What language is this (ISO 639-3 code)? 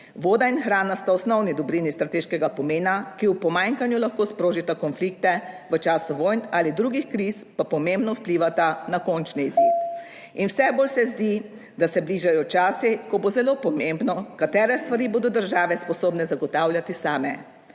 slv